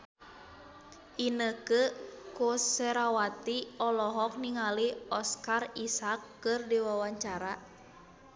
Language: Sundanese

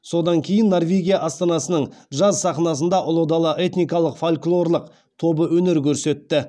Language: Kazakh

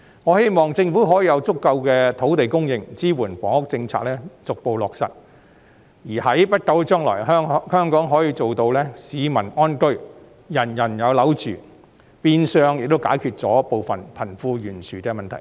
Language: Cantonese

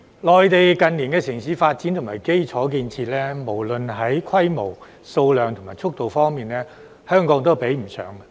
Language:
Cantonese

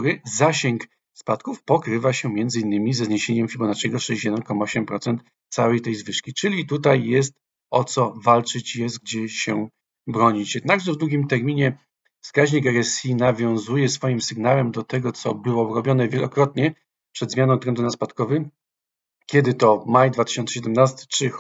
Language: Polish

